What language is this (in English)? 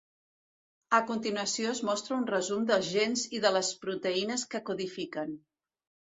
Catalan